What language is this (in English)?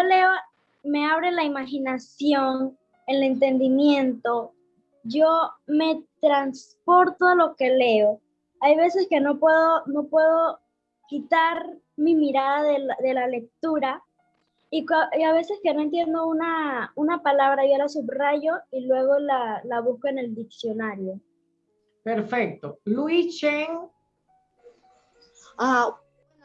Spanish